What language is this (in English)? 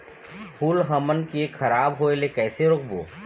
Chhattisgarhi